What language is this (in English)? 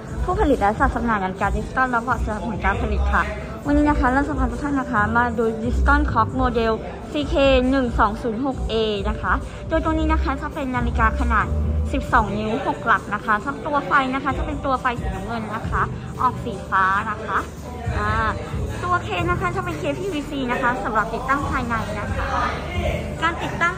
Thai